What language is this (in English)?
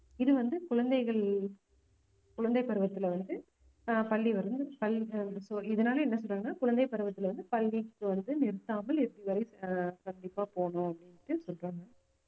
Tamil